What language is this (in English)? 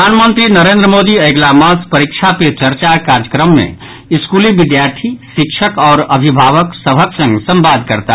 Maithili